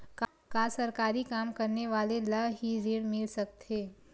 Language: Chhattisgarhi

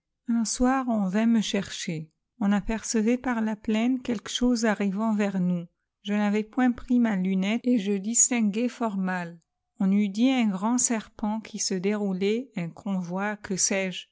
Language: French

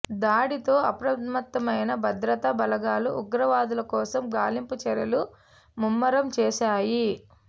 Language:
Telugu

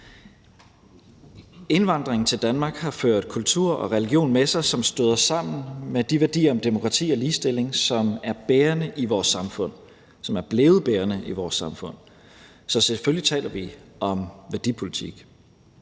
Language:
Danish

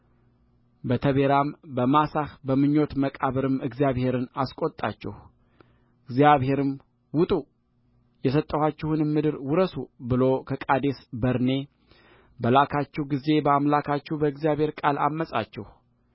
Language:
Amharic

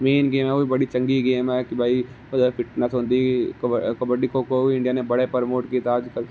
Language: Dogri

